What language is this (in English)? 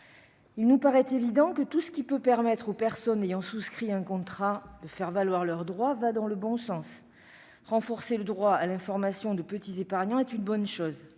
French